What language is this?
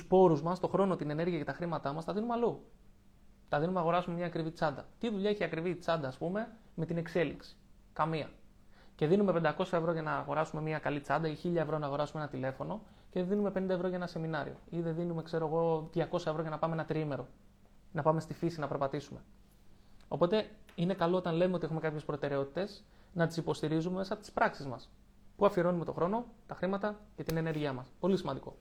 Greek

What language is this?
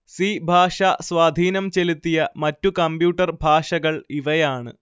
Malayalam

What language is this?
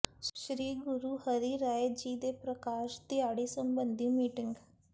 Punjabi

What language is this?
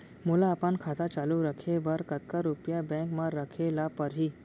Chhattisgarhi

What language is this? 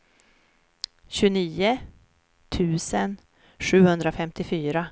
Swedish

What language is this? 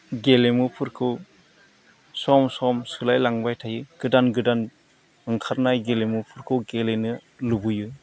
Bodo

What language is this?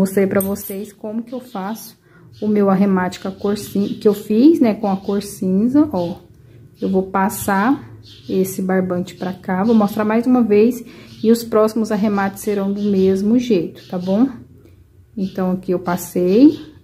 Portuguese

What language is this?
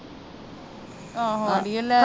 Punjabi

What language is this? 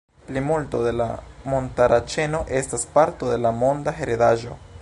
Esperanto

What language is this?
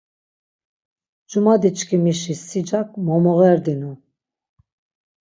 Laz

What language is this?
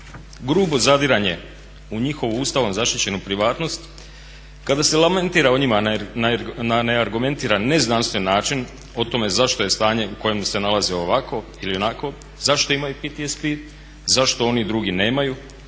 Croatian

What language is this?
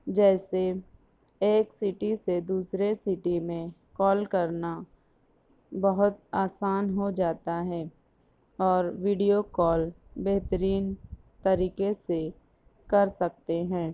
Urdu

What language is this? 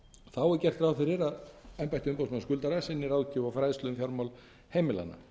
Icelandic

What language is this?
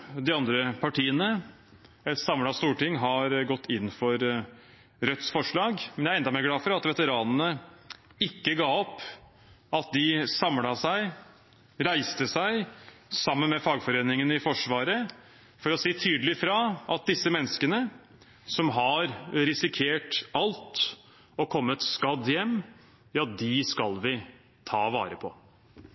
Norwegian Bokmål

